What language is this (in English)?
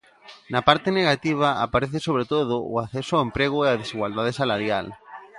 Galician